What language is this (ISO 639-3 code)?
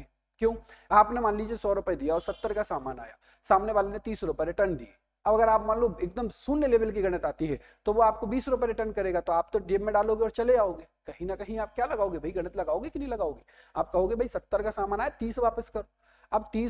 hin